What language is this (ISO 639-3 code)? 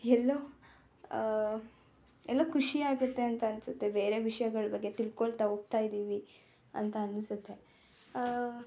kan